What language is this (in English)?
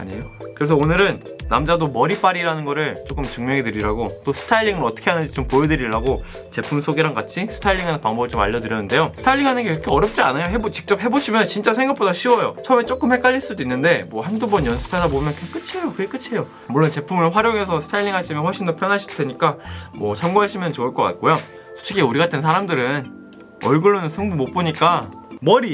Korean